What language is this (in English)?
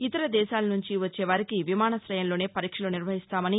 Telugu